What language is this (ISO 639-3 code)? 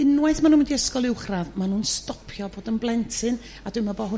cym